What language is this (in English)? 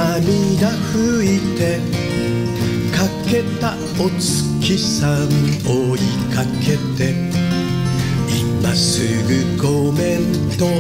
Japanese